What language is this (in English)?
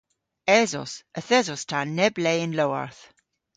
Cornish